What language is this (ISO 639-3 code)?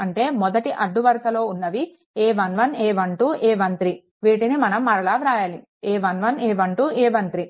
tel